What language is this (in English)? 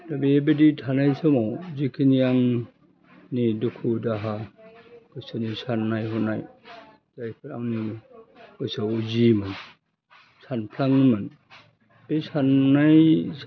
Bodo